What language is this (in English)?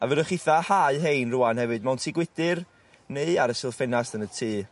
Welsh